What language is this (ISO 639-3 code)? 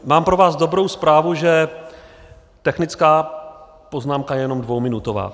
ces